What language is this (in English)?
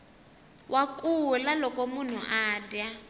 Tsonga